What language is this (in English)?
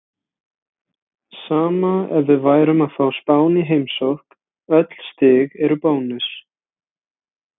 Icelandic